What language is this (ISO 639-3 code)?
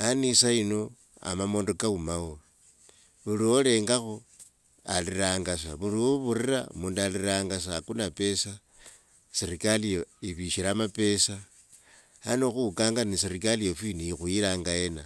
lwg